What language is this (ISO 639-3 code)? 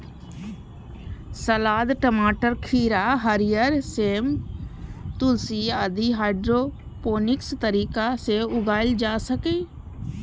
mai